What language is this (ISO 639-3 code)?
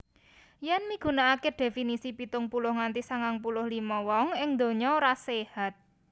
jav